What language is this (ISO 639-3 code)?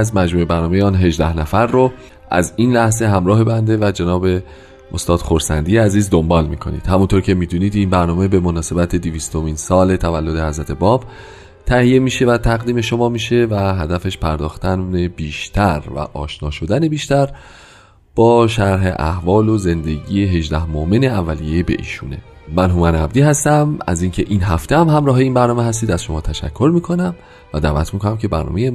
fas